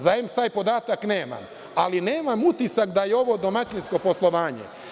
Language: Serbian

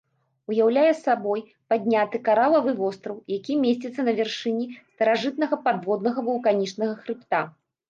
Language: Belarusian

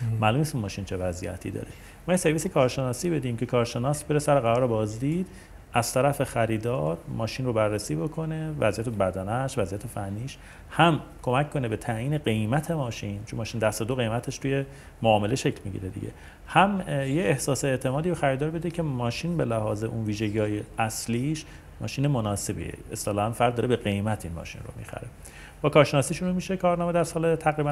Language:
Persian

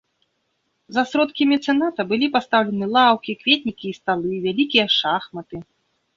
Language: Belarusian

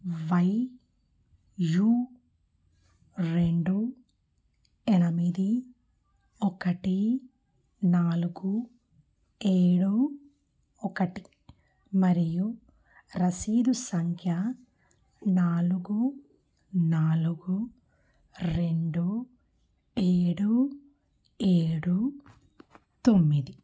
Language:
Telugu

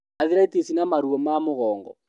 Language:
Kikuyu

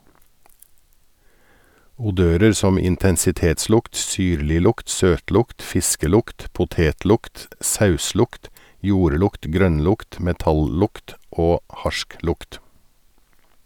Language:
Norwegian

